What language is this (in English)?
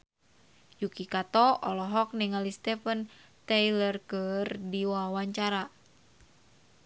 Sundanese